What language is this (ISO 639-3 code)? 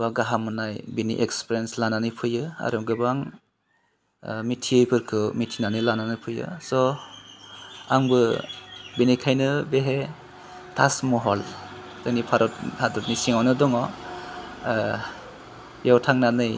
brx